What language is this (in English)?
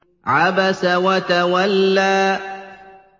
Arabic